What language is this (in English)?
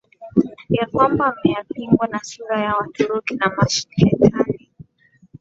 Swahili